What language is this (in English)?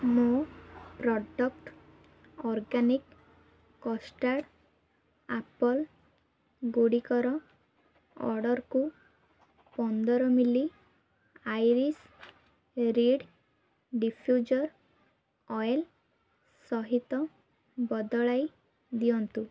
Odia